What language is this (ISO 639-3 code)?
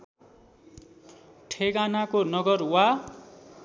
nep